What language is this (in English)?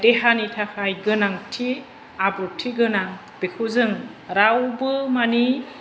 Bodo